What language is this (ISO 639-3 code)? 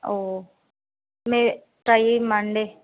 tel